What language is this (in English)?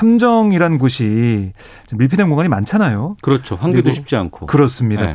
Korean